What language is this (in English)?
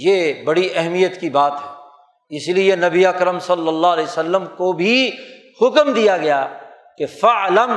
Urdu